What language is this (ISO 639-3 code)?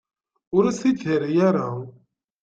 kab